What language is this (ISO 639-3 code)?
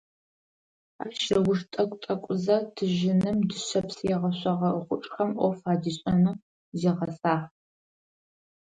ady